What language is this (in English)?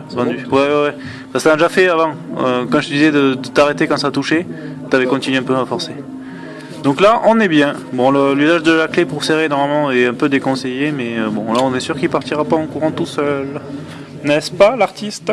French